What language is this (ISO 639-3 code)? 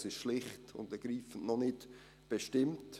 gsw